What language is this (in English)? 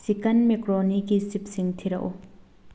Manipuri